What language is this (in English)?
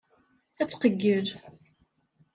Kabyle